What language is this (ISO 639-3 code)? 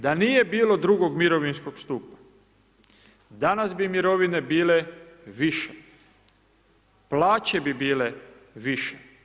hrv